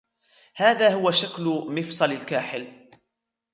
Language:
Arabic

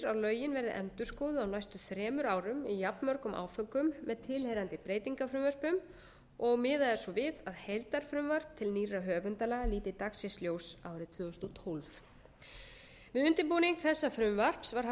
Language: Icelandic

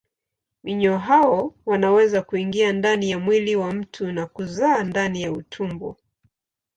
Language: Swahili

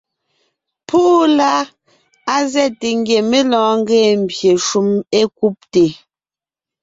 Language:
Ngiemboon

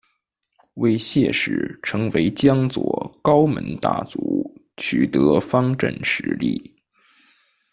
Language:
Chinese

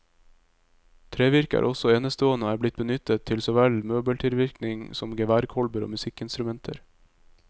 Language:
Norwegian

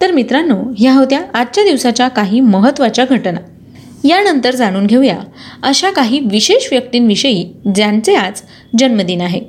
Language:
Marathi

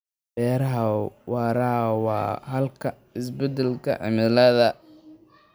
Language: Somali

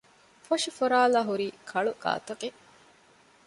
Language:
Divehi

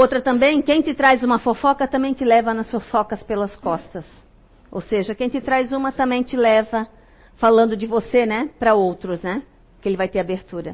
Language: Portuguese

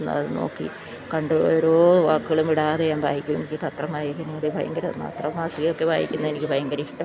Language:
Malayalam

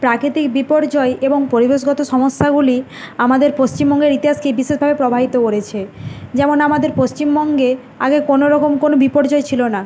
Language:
Bangla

